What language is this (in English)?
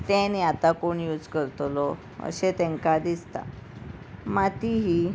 Konkani